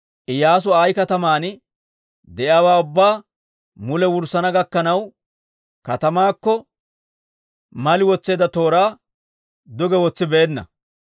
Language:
Dawro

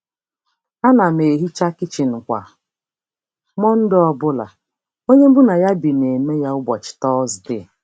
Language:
Igbo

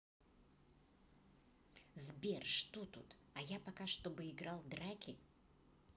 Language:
Russian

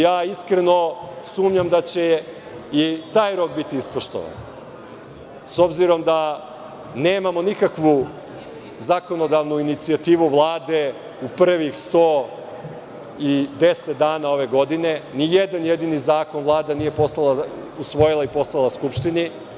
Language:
Serbian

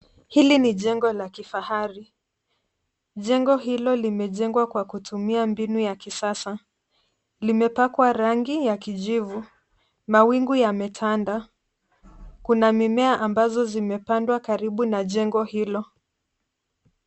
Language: Swahili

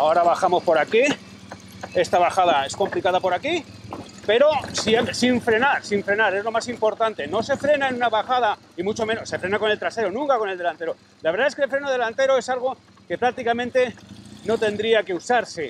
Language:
Spanish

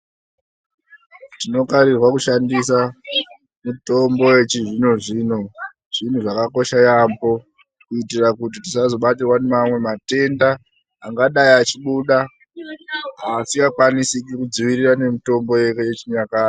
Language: Ndau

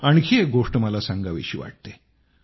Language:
Marathi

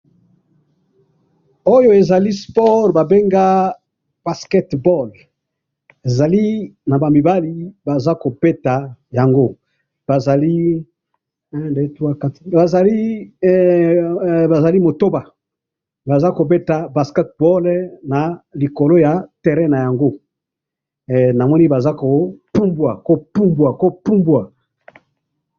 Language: Lingala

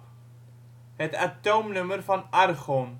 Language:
Dutch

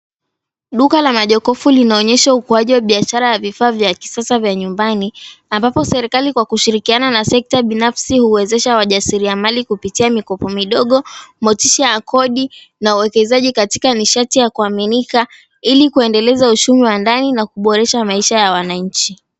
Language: Swahili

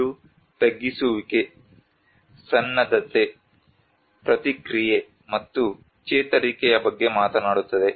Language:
Kannada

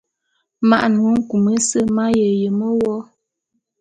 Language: Bulu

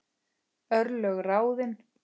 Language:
Icelandic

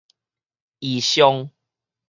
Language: Min Nan Chinese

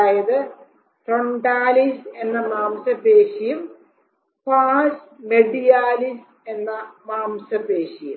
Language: Malayalam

